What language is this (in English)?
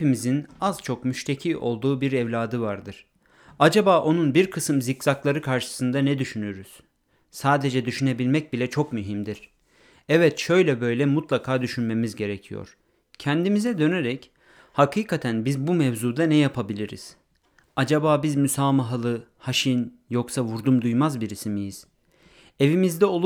Turkish